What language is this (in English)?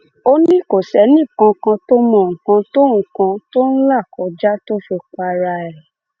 Yoruba